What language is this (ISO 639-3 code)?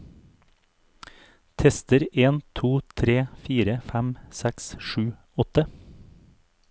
nor